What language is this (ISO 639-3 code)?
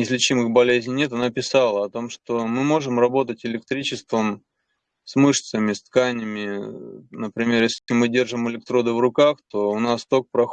rus